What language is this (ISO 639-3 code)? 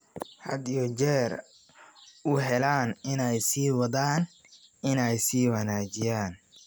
som